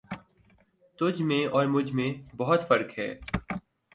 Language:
Urdu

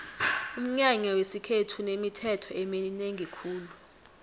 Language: South Ndebele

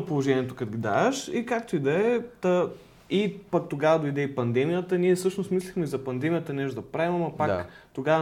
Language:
Bulgarian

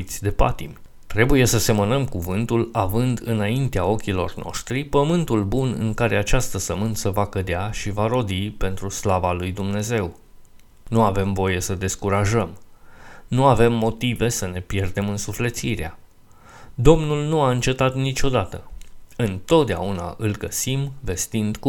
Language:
Romanian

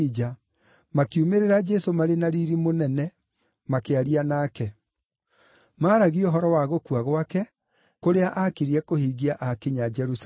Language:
Kikuyu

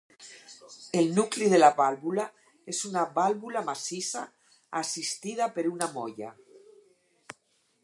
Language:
Catalan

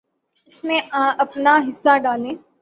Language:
Urdu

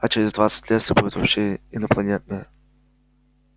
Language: Russian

